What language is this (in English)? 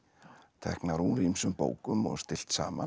Icelandic